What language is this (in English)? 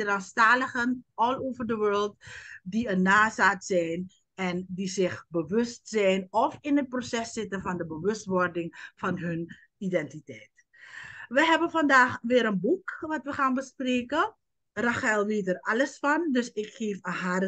Dutch